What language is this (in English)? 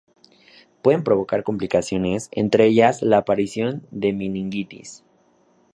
Spanish